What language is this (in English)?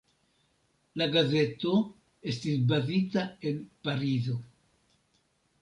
Esperanto